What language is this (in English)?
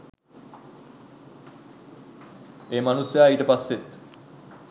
Sinhala